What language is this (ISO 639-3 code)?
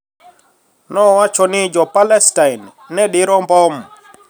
luo